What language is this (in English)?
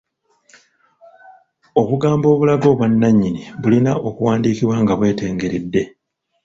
Ganda